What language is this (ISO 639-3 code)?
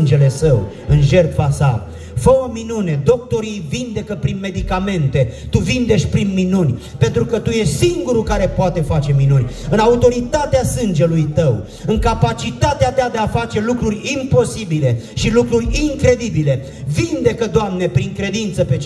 ron